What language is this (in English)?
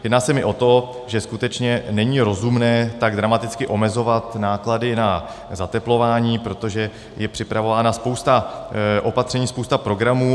Czech